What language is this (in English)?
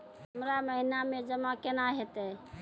Maithili